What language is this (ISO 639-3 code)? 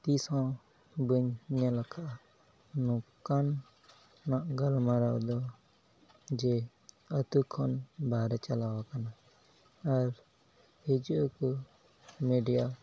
sat